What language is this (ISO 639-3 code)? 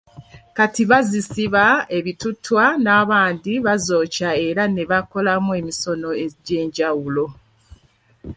lug